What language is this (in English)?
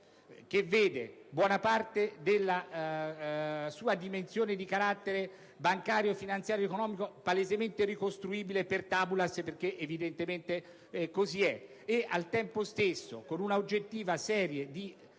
Italian